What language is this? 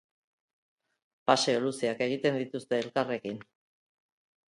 Basque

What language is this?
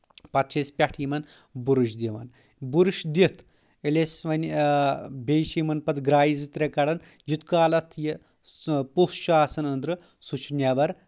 Kashmiri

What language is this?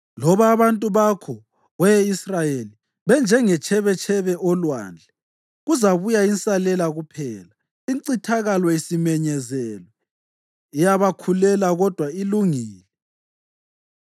North Ndebele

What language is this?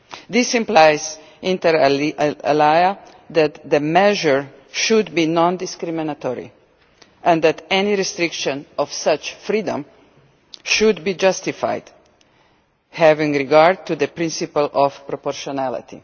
English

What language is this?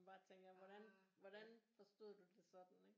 Danish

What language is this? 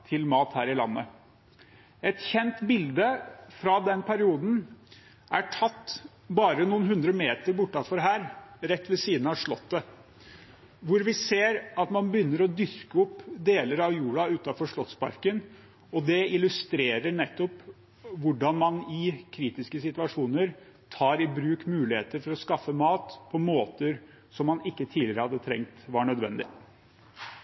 Norwegian Bokmål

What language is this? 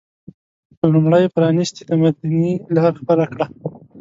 Pashto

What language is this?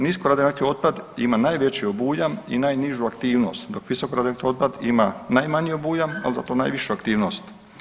Croatian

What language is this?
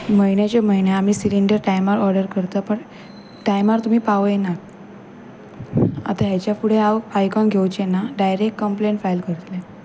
Konkani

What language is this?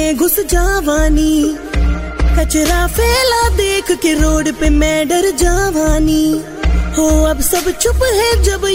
Hindi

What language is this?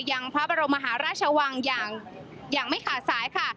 Thai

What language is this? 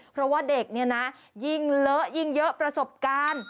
Thai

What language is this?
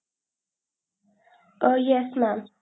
Marathi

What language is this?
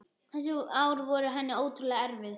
Icelandic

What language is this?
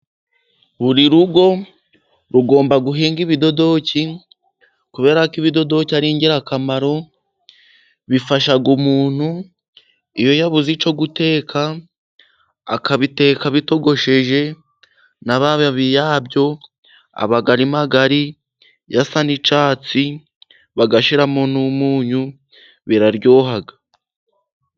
Kinyarwanda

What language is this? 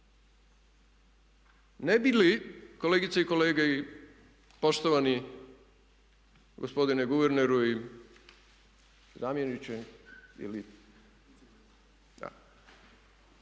Croatian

